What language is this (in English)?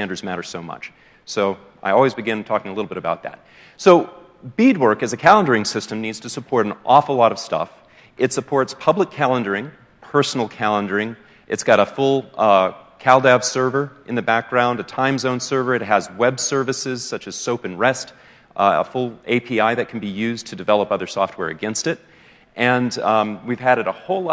English